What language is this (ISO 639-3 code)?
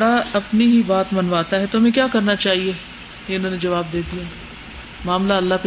urd